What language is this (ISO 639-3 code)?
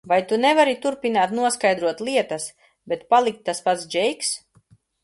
lav